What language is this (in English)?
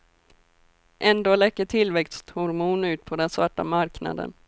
Swedish